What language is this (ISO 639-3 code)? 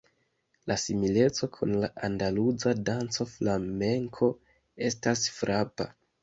epo